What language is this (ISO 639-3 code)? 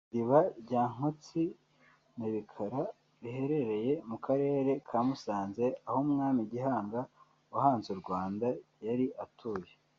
kin